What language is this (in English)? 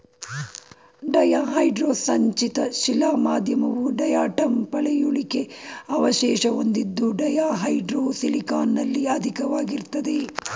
Kannada